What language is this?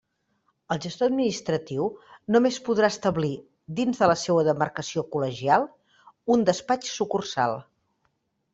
Catalan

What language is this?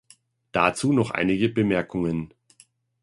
German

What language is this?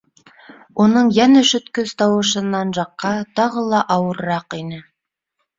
Bashkir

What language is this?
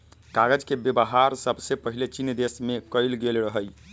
Magahi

